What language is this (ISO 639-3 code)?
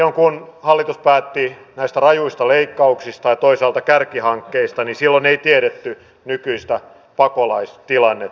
fin